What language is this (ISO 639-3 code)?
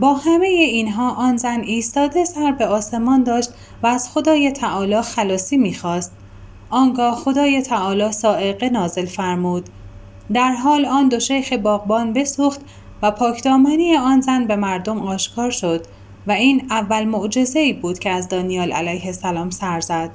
fas